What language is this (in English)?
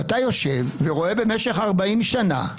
Hebrew